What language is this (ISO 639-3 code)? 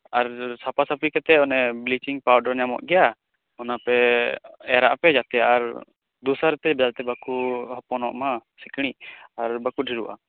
sat